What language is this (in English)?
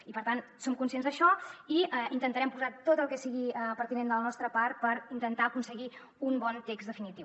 Catalan